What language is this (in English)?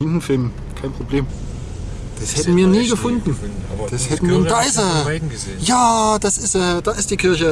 German